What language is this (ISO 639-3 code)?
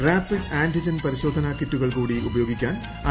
mal